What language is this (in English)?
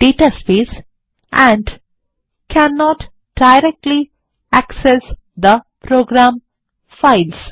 Bangla